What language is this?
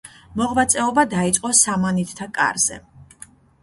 Georgian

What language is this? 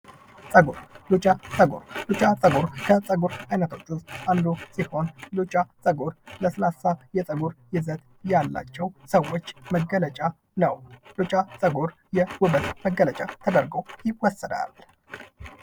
Amharic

